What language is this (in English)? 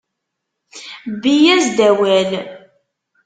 Kabyle